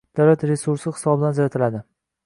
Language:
Uzbek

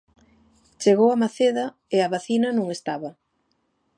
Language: Galician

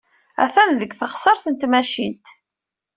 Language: Kabyle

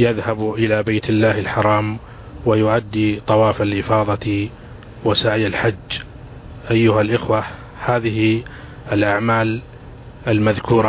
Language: Arabic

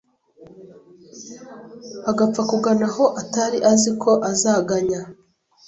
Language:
Kinyarwanda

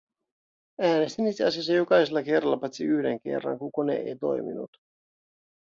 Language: Finnish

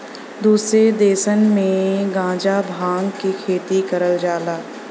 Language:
Bhojpuri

